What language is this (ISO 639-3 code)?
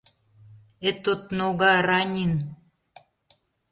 chm